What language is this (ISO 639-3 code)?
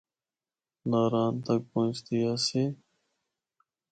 hno